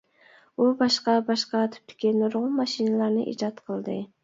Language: Uyghur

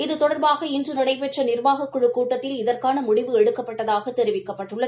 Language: Tamil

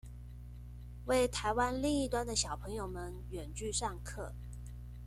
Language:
Chinese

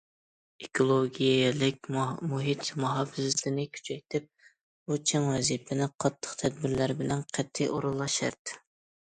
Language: Uyghur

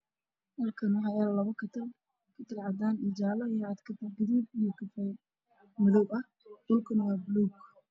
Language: Somali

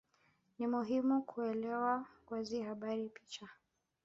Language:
Swahili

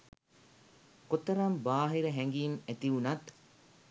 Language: Sinhala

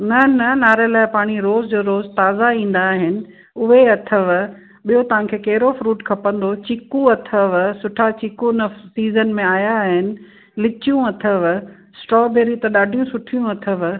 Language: Sindhi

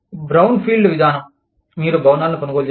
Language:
Telugu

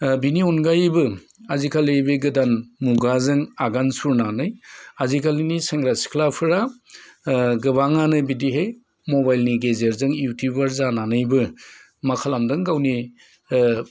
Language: Bodo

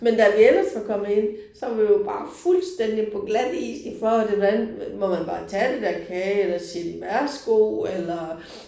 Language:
Danish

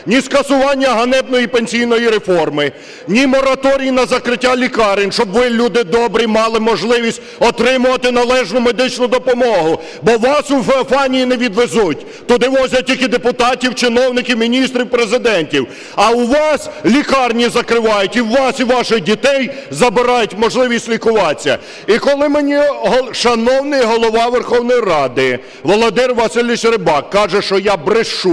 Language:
Ukrainian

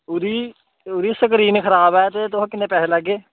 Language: Dogri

